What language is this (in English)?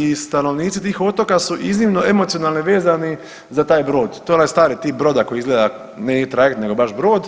Croatian